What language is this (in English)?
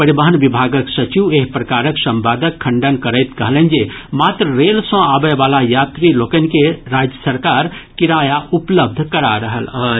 Maithili